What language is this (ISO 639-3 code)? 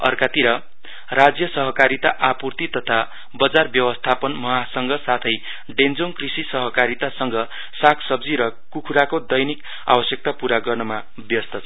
nep